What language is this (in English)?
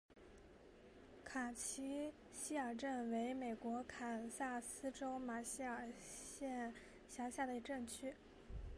Chinese